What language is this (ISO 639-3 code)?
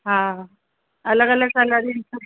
snd